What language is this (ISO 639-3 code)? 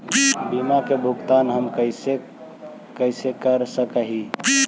mag